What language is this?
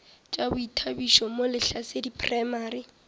Northern Sotho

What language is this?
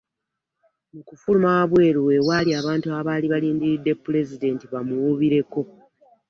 Ganda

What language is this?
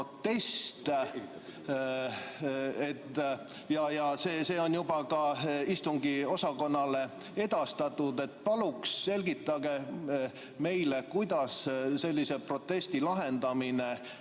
Estonian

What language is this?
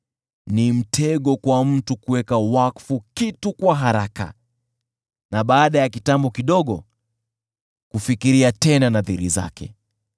Swahili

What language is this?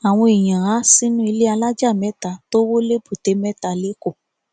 Yoruba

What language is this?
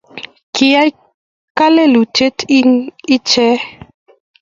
Kalenjin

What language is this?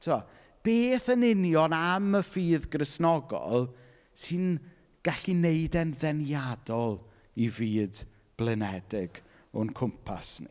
Welsh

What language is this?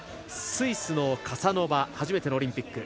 Japanese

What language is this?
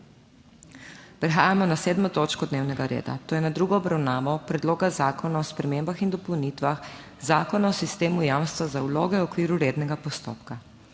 Slovenian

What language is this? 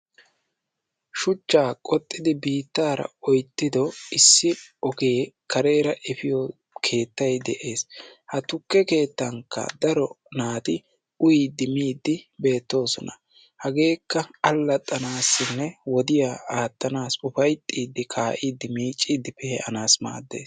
Wolaytta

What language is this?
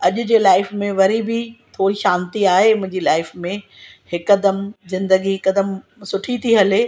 Sindhi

